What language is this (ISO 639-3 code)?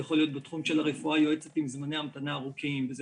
heb